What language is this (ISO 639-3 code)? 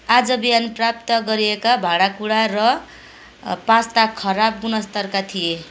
nep